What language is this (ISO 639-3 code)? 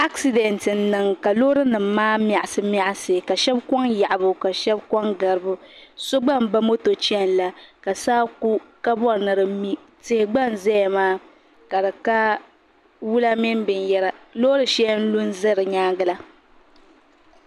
dag